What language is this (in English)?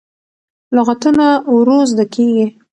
Pashto